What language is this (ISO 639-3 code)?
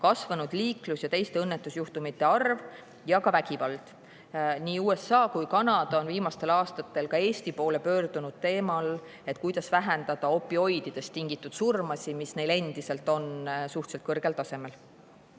est